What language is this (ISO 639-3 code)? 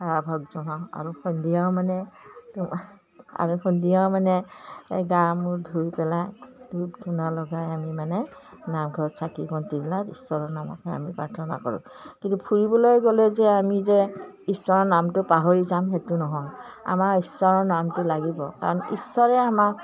asm